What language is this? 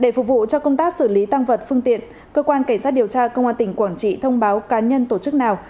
Vietnamese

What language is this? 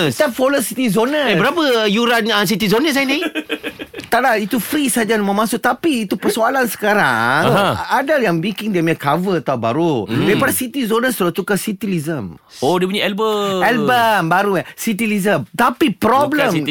Malay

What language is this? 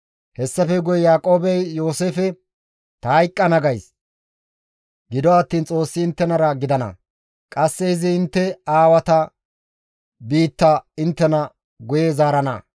Gamo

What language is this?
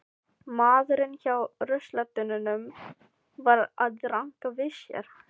Icelandic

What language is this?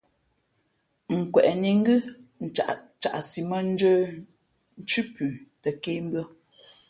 Fe'fe'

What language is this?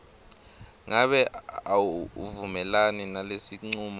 Swati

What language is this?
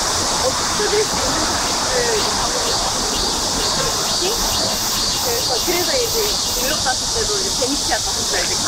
Korean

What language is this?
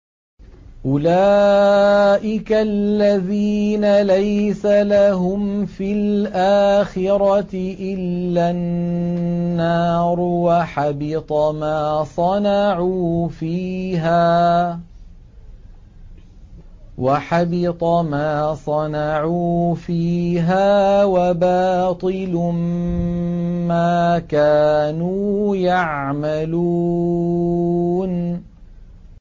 Arabic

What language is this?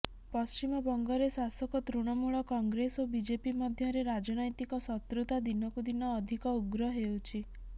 Odia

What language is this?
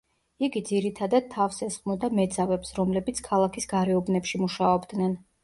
Georgian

